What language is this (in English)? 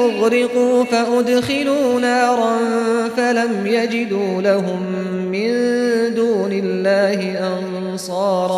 Arabic